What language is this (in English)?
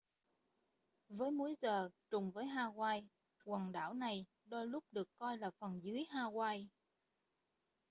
Vietnamese